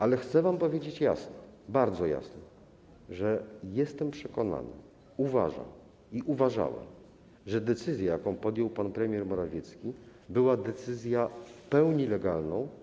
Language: Polish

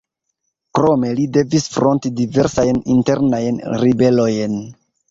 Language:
Esperanto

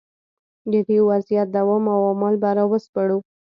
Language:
Pashto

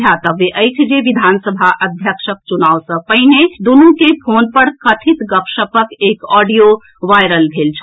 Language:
Maithili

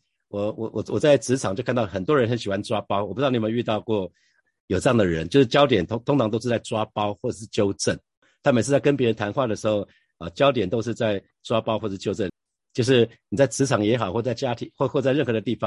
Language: Chinese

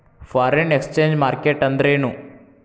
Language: Kannada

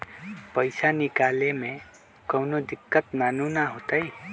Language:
Magahi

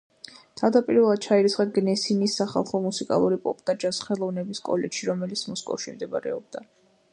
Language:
Georgian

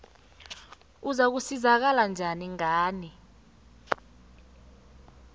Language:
South Ndebele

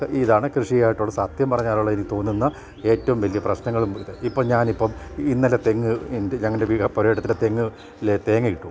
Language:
Malayalam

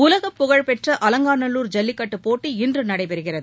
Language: Tamil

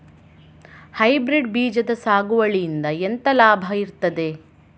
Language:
Kannada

